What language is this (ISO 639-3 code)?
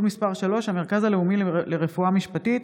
heb